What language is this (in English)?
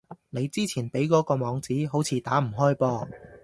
Cantonese